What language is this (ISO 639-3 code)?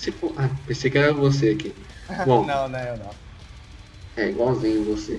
por